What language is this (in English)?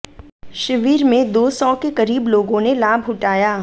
Hindi